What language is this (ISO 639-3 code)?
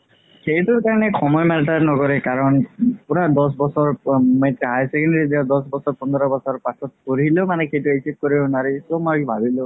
asm